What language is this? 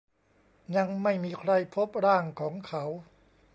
Thai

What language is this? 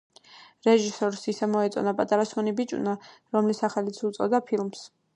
Georgian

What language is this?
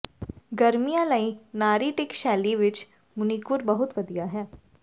Punjabi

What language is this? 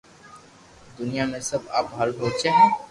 Loarki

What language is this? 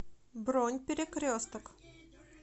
Russian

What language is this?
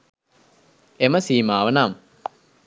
Sinhala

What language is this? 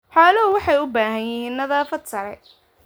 Somali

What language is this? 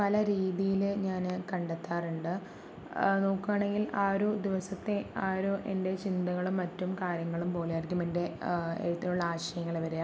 Malayalam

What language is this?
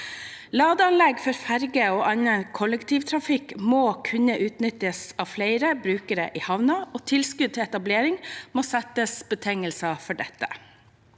Norwegian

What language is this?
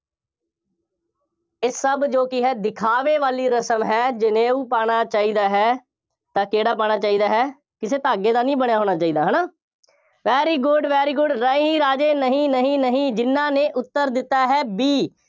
Punjabi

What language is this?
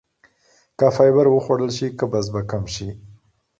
Pashto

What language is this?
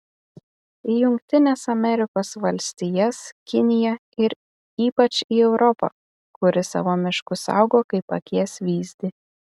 Lithuanian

